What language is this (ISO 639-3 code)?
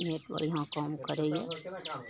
mai